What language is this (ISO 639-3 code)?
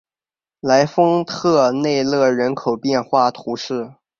zho